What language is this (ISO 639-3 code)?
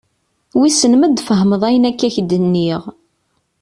kab